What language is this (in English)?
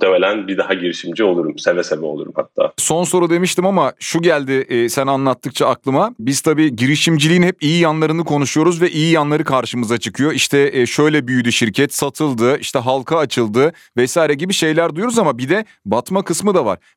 Turkish